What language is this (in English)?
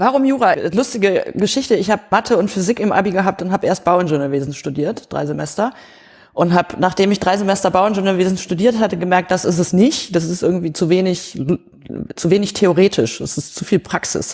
German